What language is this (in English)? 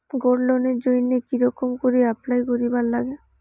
Bangla